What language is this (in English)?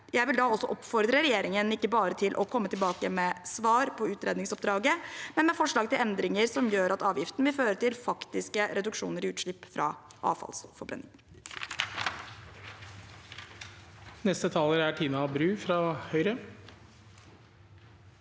Norwegian